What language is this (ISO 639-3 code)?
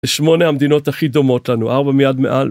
heb